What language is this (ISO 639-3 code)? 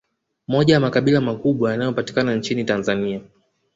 swa